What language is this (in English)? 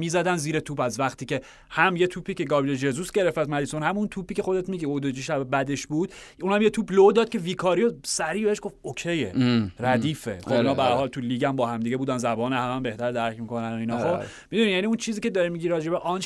Persian